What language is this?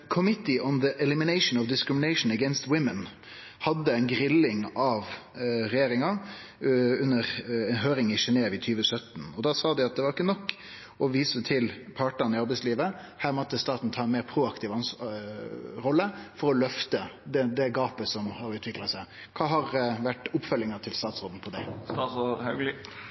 Norwegian Nynorsk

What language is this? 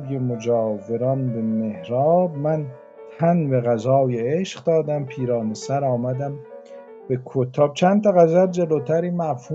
Persian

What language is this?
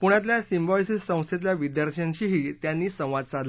Marathi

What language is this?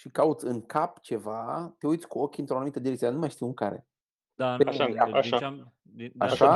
Romanian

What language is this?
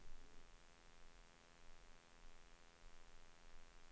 Swedish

